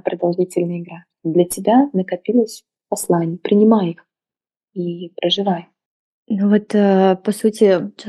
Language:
Russian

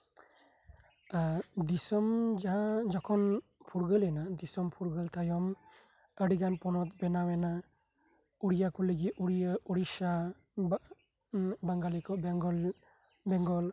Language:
Santali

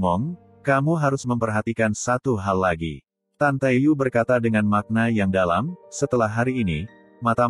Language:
Indonesian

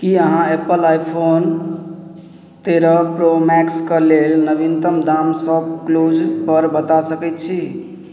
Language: Maithili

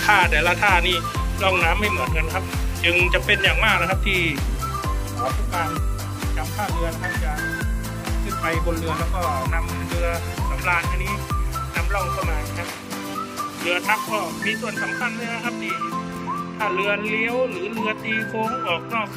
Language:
Thai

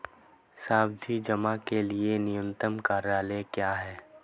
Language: Hindi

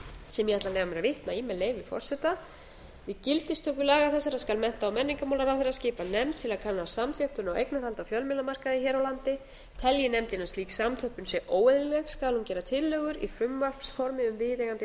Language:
Icelandic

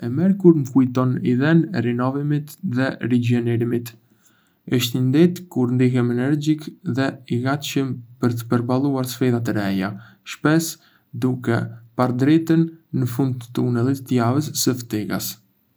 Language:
Arbëreshë Albanian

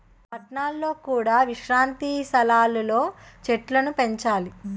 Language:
Telugu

